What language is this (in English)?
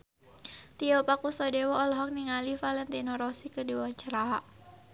Sundanese